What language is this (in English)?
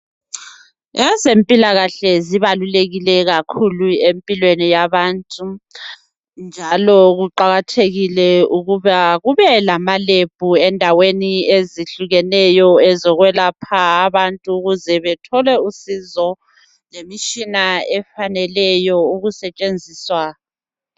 North Ndebele